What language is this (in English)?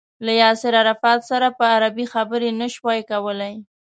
Pashto